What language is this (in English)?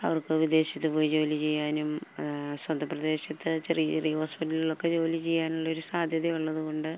Malayalam